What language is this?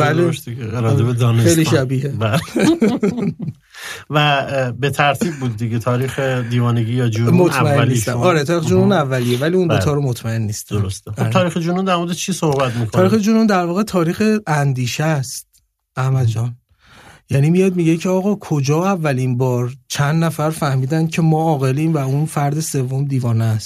Persian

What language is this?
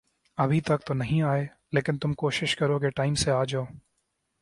Urdu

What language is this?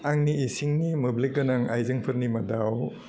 Bodo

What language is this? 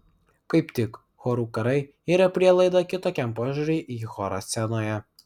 Lithuanian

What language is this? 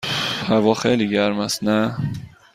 Persian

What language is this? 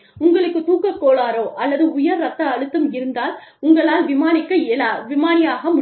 Tamil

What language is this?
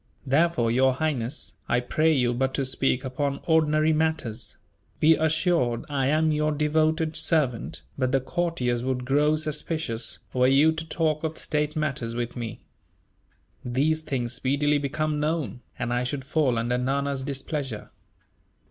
English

